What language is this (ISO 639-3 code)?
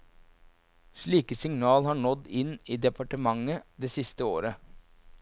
nor